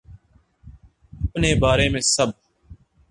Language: Urdu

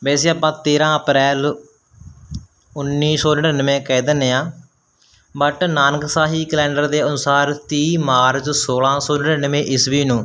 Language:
Punjabi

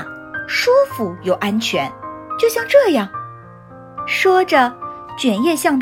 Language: Chinese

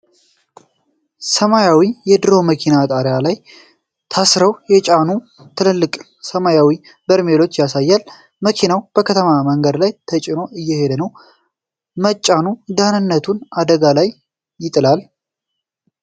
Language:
Amharic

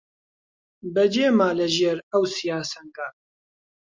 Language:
Central Kurdish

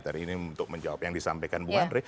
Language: Indonesian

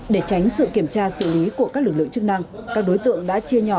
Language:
Vietnamese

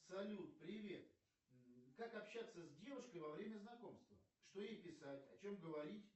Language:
Russian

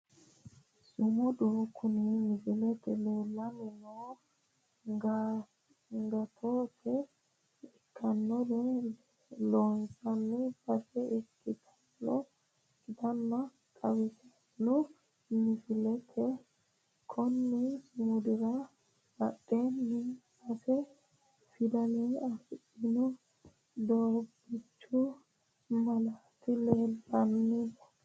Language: Sidamo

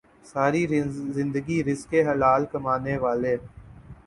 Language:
Urdu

